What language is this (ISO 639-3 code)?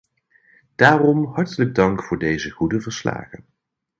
nld